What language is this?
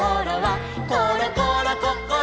Japanese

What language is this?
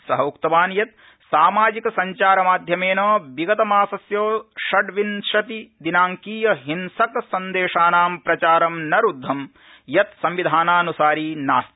Sanskrit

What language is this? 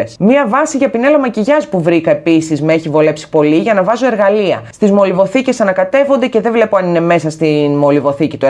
Greek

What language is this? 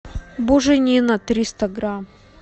Russian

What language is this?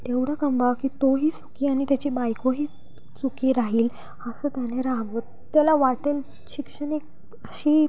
Marathi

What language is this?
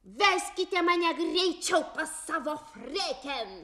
Lithuanian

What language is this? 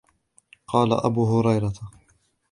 Arabic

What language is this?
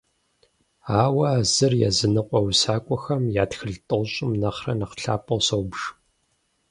Kabardian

